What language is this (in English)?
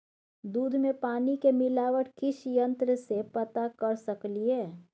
Maithili